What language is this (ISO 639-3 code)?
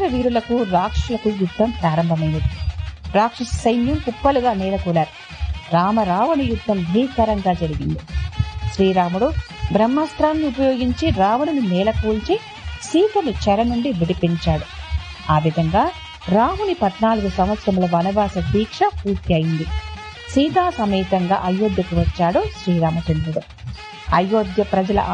tel